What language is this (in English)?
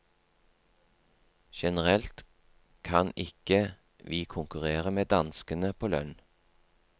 Norwegian